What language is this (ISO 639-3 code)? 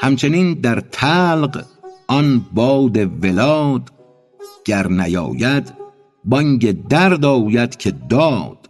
fas